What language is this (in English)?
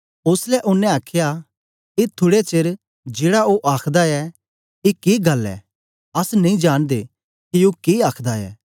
Dogri